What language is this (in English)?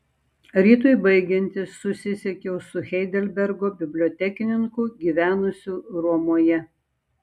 Lithuanian